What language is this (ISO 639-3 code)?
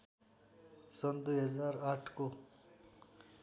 nep